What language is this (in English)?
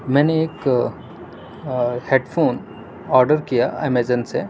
Urdu